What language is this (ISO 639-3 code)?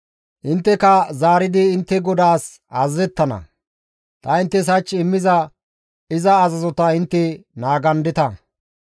gmv